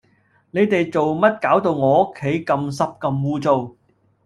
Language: Cantonese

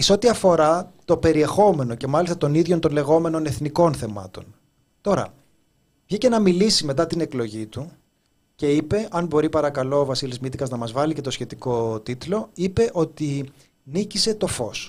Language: Greek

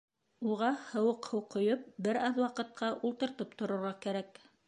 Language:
Bashkir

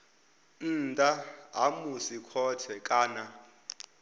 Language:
Venda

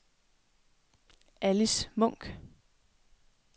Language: Danish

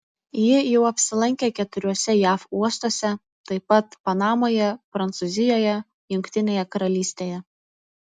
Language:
Lithuanian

